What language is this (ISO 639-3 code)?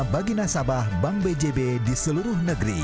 ind